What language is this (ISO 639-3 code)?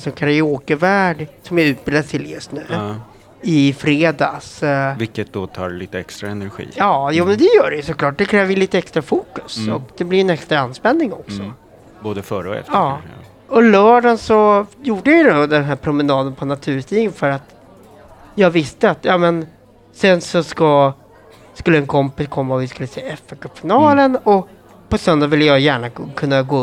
swe